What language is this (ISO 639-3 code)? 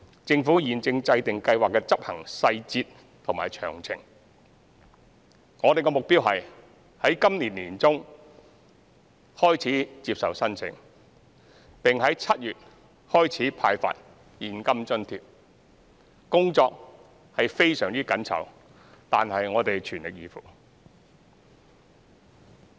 yue